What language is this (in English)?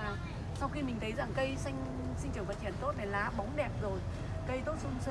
Vietnamese